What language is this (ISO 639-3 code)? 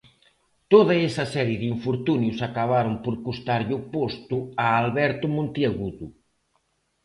glg